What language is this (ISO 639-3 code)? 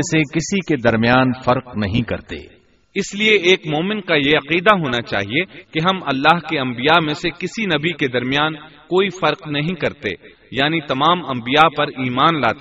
urd